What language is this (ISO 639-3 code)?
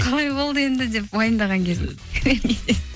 kaz